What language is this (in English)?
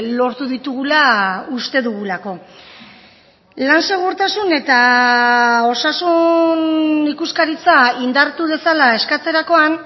Basque